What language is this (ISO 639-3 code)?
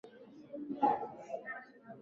swa